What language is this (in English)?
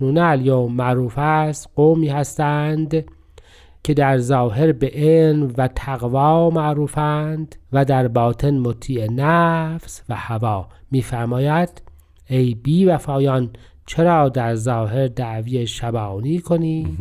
Persian